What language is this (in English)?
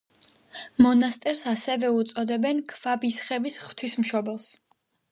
Georgian